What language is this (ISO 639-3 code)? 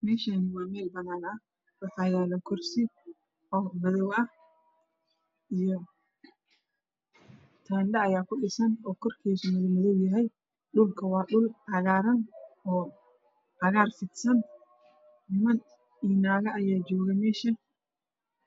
som